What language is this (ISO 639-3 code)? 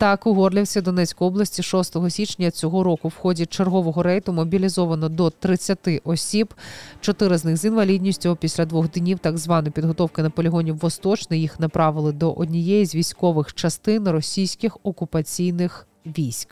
ukr